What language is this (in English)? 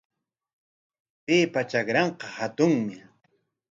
Corongo Ancash Quechua